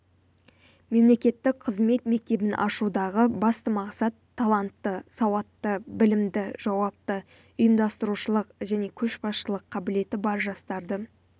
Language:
Kazakh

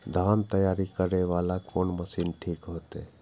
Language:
Maithili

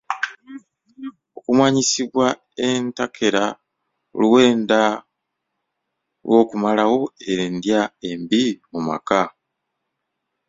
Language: Ganda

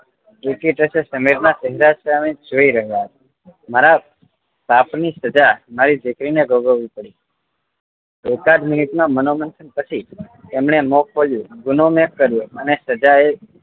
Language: Gujarati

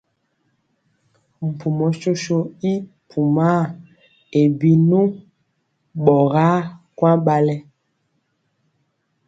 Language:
Mpiemo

